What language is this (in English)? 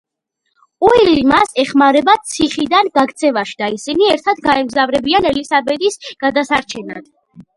Georgian